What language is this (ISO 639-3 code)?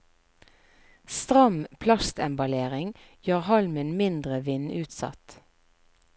nor